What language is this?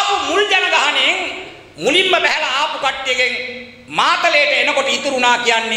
Indonesian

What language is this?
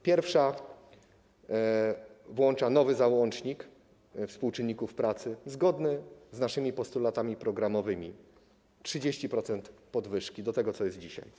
Polish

